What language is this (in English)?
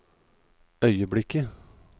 Norwegian